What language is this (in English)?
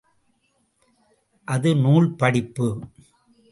Tamil